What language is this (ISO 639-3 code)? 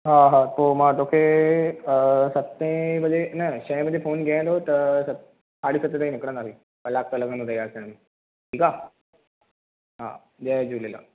snd